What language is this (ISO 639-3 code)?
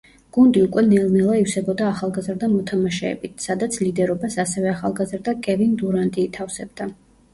kat